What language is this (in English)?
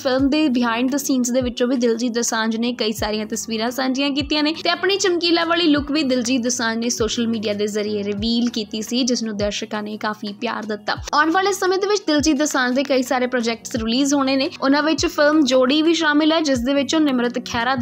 Hindi